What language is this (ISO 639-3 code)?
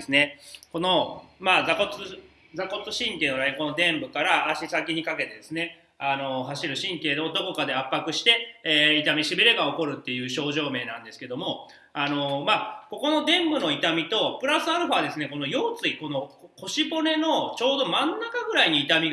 jpn